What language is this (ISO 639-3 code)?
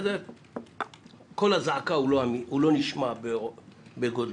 heb